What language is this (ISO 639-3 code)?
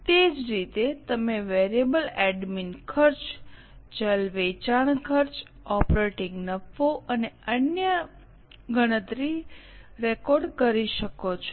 guj